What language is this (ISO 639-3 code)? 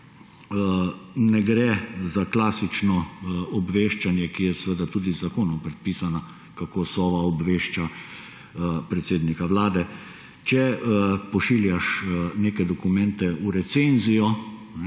slv